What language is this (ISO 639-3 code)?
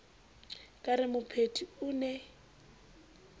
sot